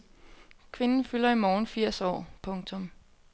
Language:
Danish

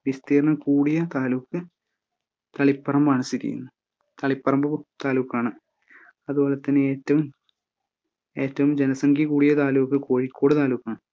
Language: Malayalam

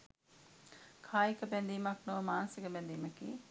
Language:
Sinhala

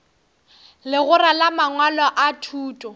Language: Northern Sotho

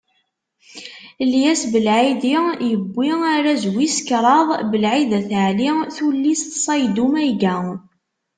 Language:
Kabyle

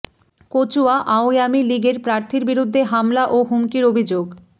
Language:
Bangla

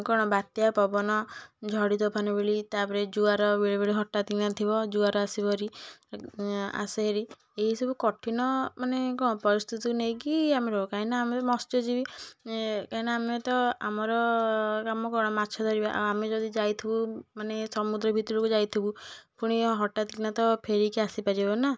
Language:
Odia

